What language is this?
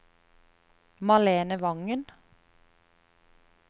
Norwegian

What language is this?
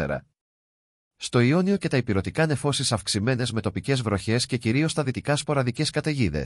Greek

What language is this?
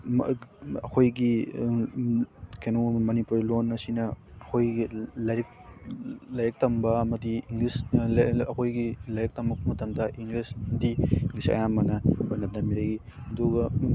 Manipuri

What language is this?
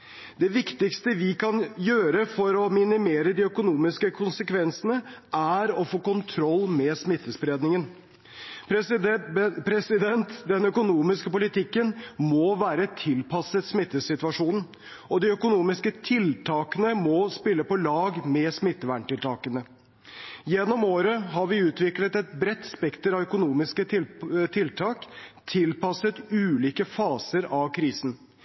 Norwegian Bokmål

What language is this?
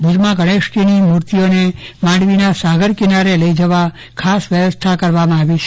Gujarati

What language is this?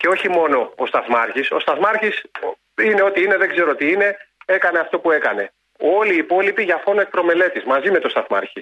Greek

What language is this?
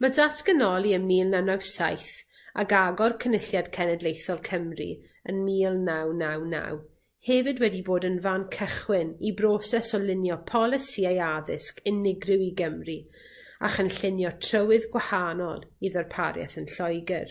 Welsh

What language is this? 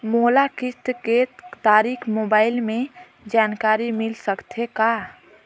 Chhattisgarhi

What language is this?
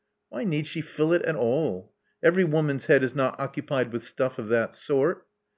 English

